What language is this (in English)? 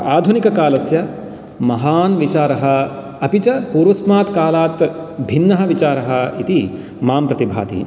Sanskrit